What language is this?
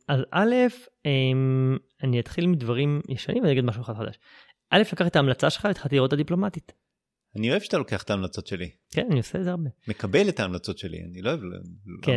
Hebrew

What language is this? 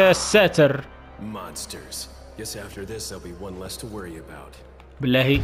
Arabic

